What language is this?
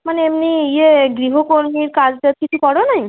Bangla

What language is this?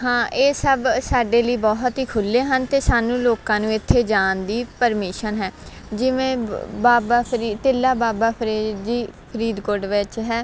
Punjabi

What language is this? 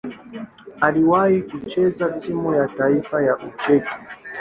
Swahili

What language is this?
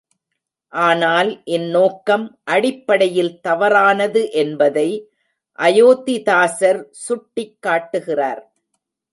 Tamil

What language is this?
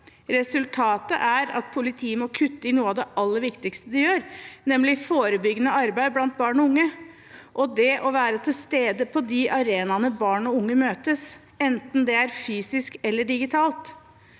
Norwegian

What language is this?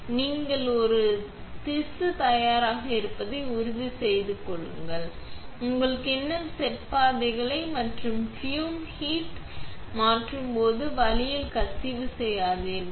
Tamil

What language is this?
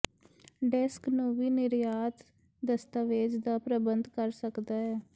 Punjabi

